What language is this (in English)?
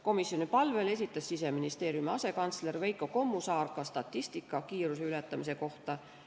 Estonian